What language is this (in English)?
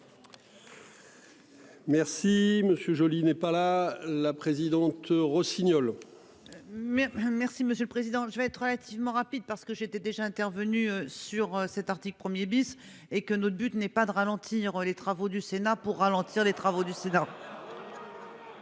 French